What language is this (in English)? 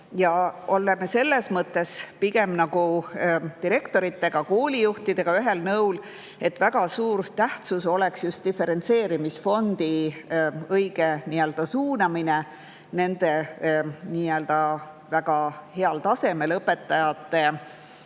Estonian